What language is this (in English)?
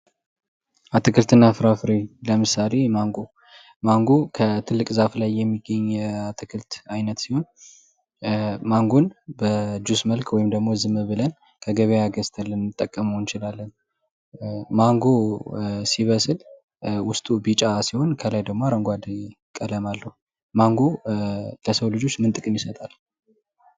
Amharic